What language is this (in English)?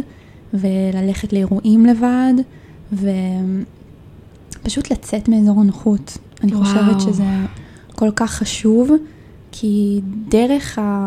Hebrew